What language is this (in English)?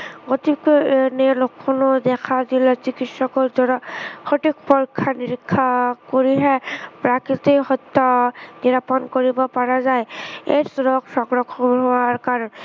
Assamese